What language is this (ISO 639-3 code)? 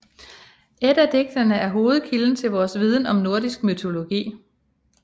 dan